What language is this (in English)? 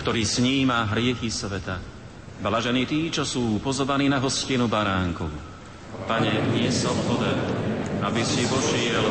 Slovak